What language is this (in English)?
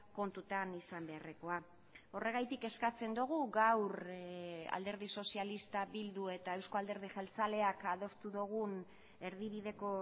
Basque